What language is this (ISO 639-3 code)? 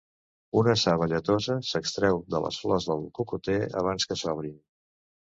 cat